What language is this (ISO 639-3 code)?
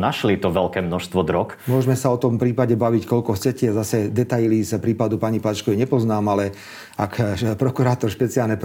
slk